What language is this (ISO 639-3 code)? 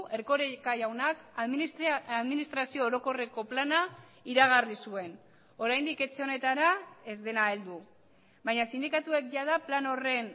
eus